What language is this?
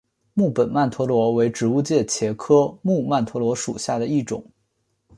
Chinese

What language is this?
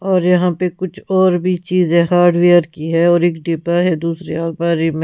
Hindi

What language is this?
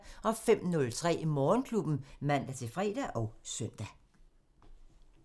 Danish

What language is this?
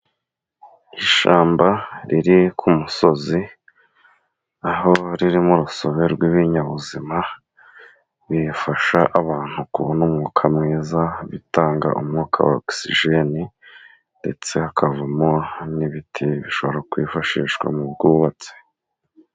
Kinyarwanda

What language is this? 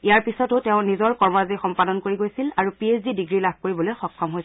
Assamese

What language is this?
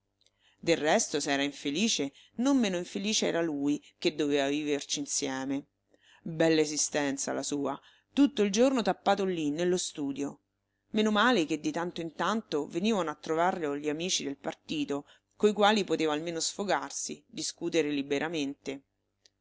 Italian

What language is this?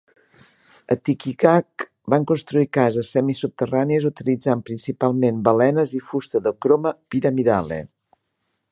Catalan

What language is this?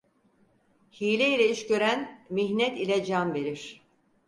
Turkish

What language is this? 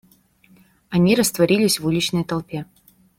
Russian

